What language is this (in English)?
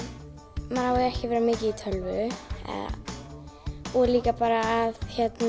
Icelandic